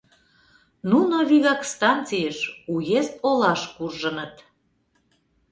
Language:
Mari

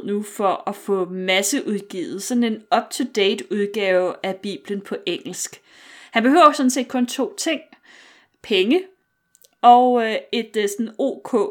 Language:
Danish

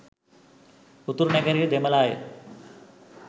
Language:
Sinhala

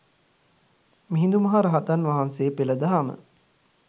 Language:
Sinhala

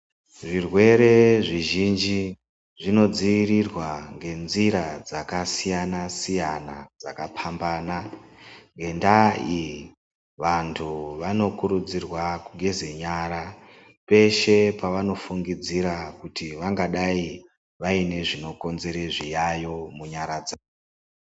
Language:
Ndau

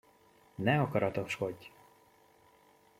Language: Hungarian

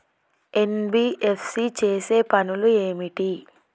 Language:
Telugu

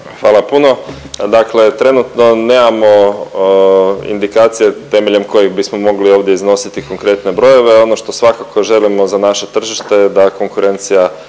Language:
Croatian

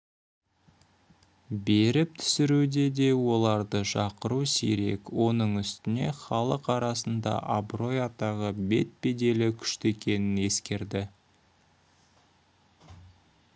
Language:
Kazakh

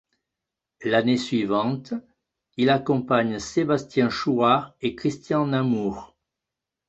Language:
French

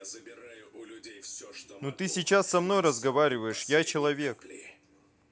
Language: Russian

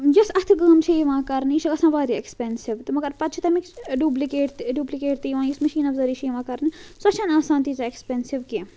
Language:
Kashmiri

